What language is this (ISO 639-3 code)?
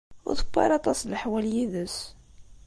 kab